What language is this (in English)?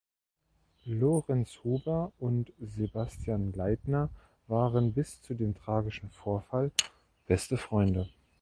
German